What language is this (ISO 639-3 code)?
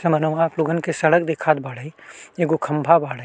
bho